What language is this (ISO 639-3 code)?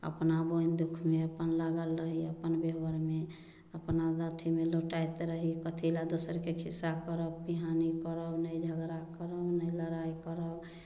mai